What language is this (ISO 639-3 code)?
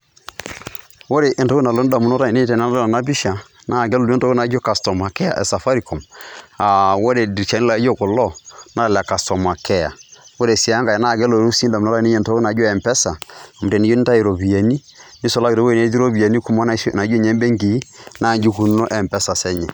mas